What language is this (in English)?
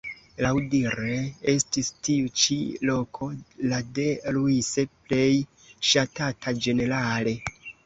Esperanto